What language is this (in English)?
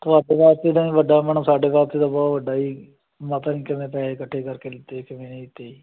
Punjabi